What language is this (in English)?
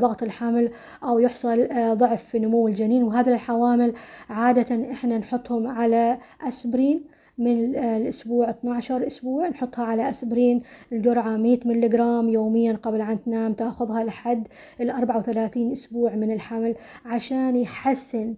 Arabic